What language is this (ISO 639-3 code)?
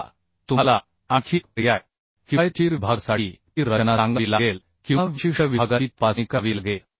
mar